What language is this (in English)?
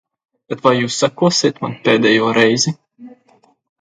Latvian